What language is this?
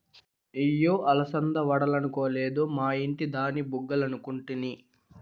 Telugu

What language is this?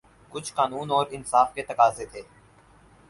Urdu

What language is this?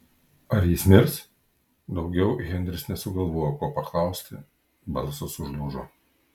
Lithuanian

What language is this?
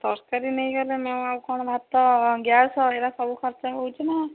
Odia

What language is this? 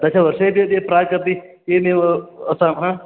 Sanskrit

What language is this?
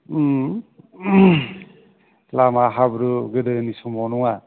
Bodo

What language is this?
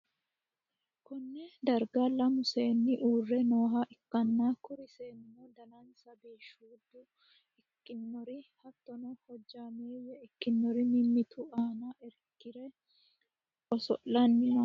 Sidamo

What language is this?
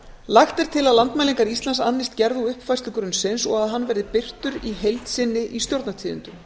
Icelandic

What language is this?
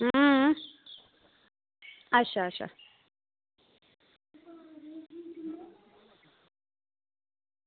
Dogri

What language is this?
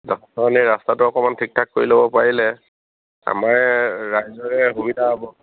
Assamese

